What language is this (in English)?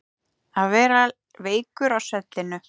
Icelandic